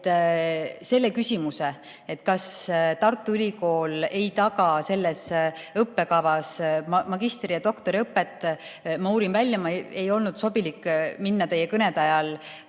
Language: Estonian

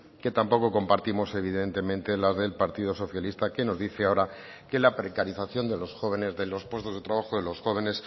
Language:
Spanish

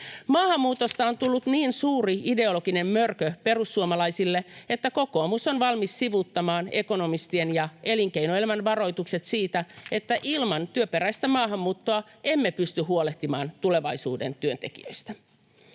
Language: Finnish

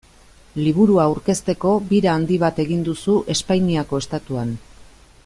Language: Basque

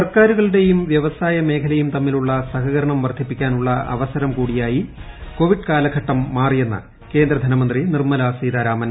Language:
Malayalam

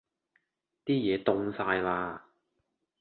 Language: Cantonese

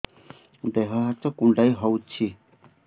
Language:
Odia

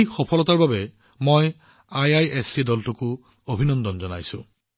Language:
Assamese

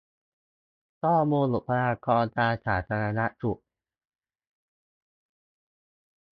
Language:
Thai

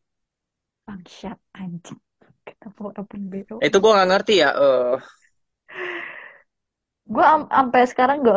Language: Indonesian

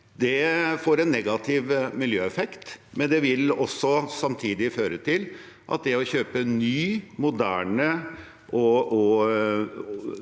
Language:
Norwegian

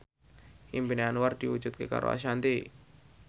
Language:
Javanese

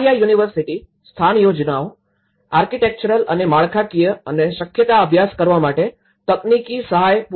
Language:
Gujarati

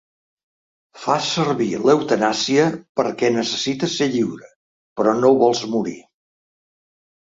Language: Catalan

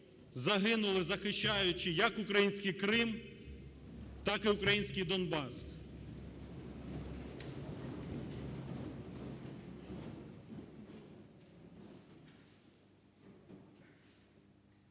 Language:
Ukrainian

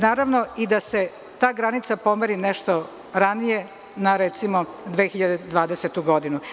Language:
Serbian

